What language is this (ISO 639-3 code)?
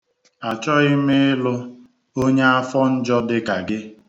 ibo